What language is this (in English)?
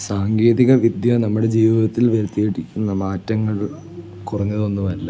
Malayalam